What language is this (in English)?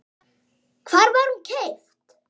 Icelandic